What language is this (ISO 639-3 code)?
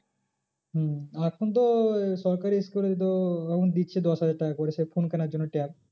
ben